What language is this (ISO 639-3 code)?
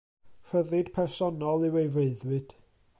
cym